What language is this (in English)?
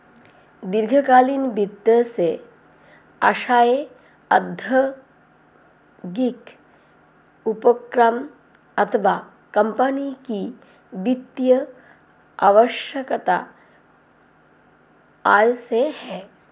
Hindi